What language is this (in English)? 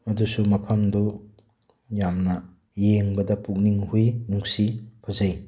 Manipuri